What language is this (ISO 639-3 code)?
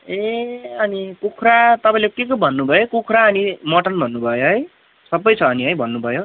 nep